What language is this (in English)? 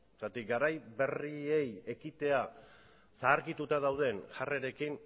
Basque